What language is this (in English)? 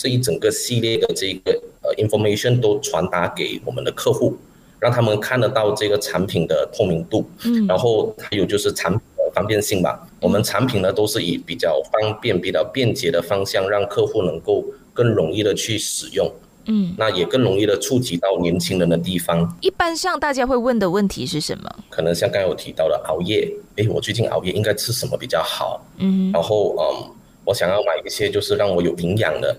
Chinese